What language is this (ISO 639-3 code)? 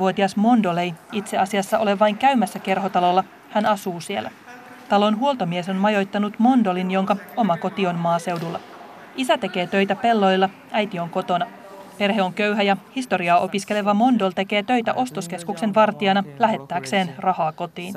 fin